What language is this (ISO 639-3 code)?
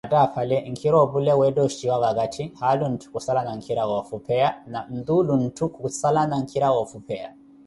eko